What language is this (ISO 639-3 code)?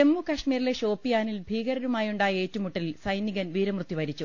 mal